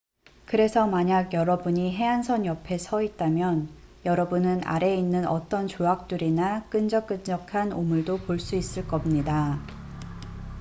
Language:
Korean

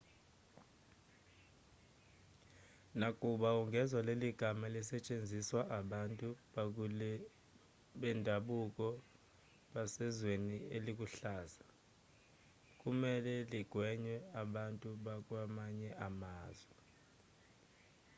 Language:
Zulu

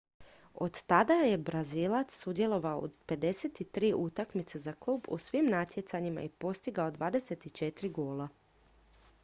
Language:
Croatian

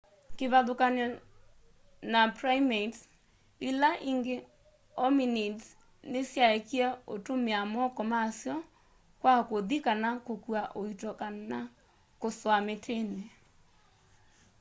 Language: Kamba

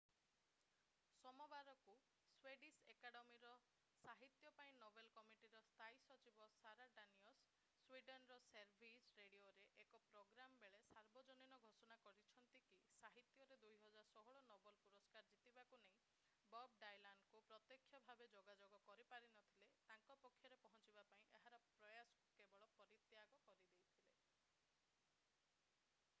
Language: Odia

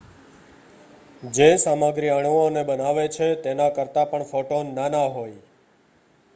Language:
Gujarati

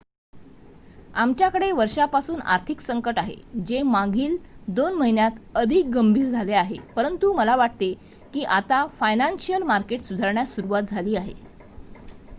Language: Marathi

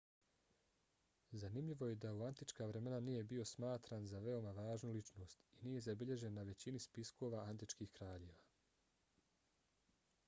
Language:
Bosnian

